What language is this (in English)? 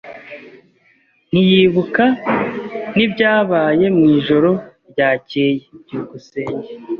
Kinyarwanda